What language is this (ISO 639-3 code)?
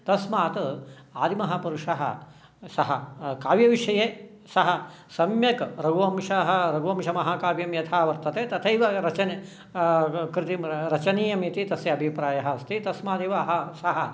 san